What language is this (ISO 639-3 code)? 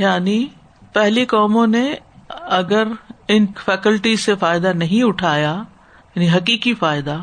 urd